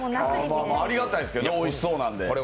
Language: Japanese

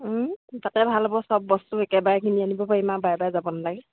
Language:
Assamese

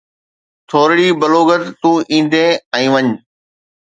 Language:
Sindhi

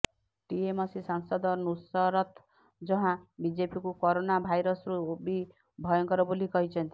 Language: Odia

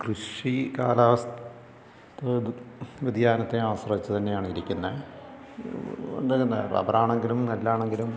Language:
Malayalam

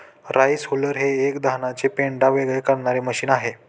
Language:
Marathi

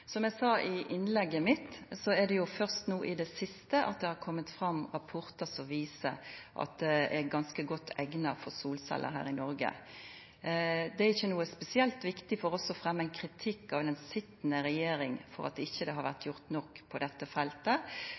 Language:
Norwegian Nynorsk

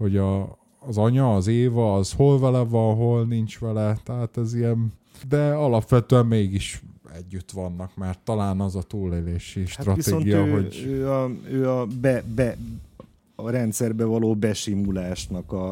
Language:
Hungarian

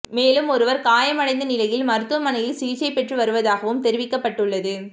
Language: Tamil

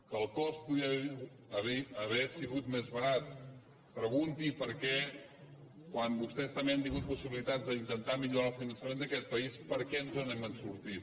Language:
Catalan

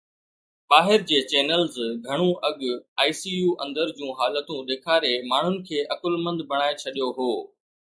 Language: Sindhi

